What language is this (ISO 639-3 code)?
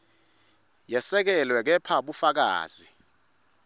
ssw